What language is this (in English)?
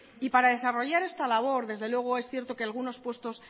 Spanish